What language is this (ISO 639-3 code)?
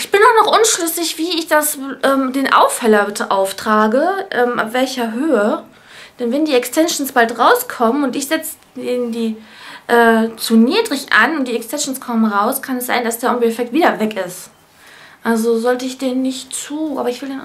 deu